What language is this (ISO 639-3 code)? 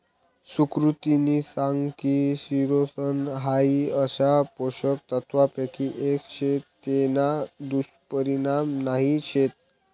mar